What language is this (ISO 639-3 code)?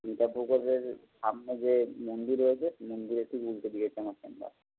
ben